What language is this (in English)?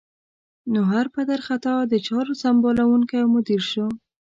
Pashto